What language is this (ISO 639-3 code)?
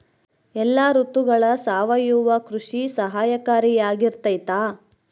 kan